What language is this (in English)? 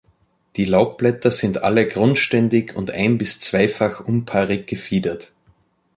German